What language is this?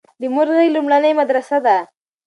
Pashto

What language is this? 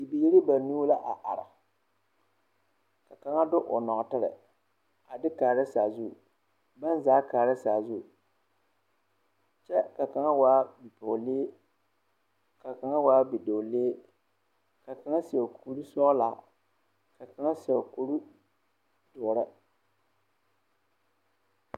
Southern Dagaare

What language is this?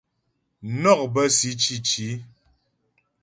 Ghomala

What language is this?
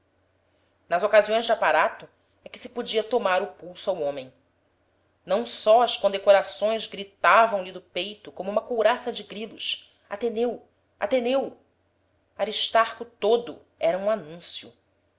Portuguese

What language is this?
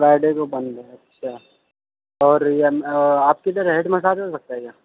Urdu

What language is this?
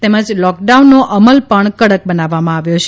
Gujarati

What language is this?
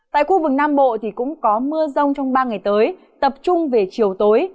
Vietnamese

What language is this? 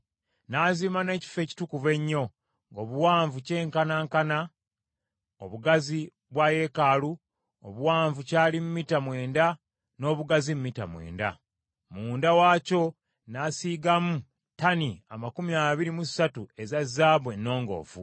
Ganda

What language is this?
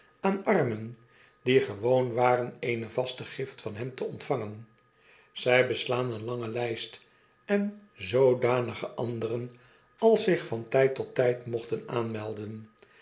Dutch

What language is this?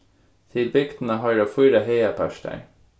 Faroese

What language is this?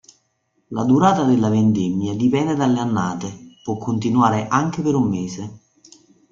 Italian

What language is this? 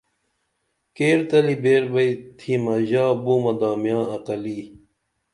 Dameli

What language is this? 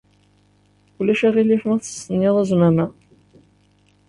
Kabyle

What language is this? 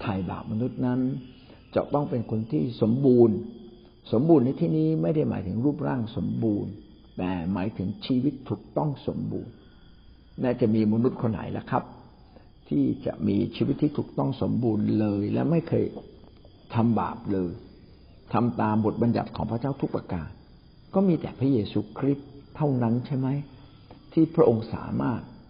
Thai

